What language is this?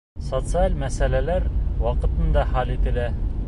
Bashkir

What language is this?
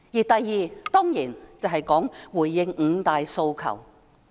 Cantonese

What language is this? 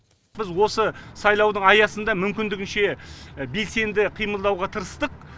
Kazakh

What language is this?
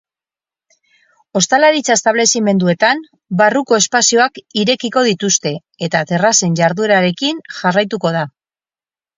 Basque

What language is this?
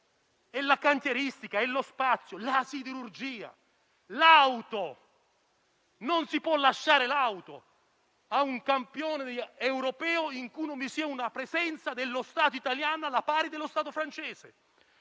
Italian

